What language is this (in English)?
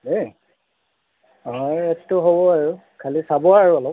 Assamese